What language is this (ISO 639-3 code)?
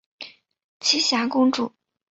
zho